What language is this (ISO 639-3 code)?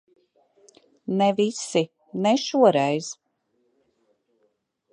lav